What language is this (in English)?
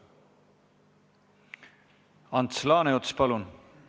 Estonian